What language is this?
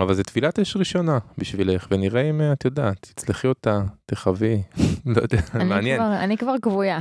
Hebrew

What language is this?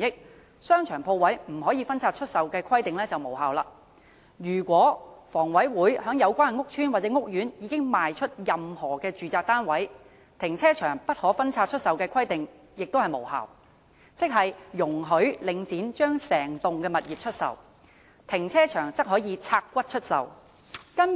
Cantonese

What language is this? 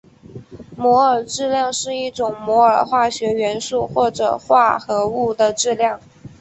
Chinese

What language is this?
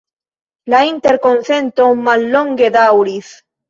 Esperanto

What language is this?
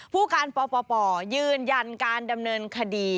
Thai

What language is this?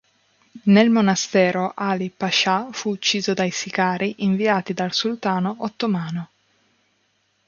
Italian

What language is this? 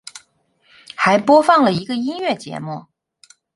Chinese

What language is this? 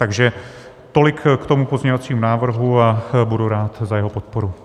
Czech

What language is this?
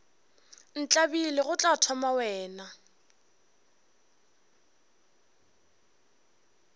Northern Sotho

